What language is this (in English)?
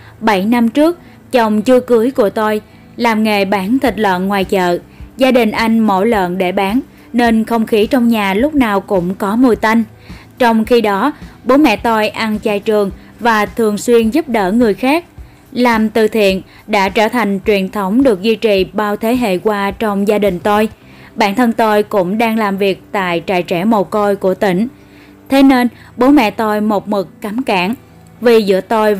Vietnamese